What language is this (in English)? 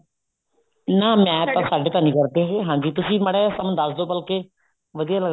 Punjabi